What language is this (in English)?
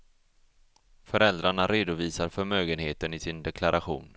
Swedish